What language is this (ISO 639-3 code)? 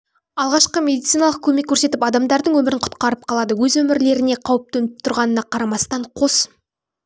kaz